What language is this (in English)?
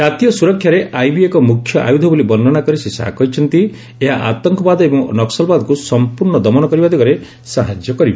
Odia